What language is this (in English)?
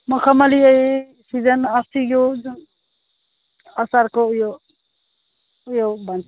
Nepali